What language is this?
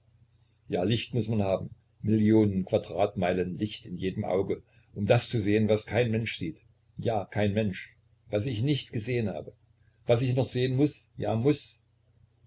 German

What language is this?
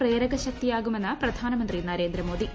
Malayalam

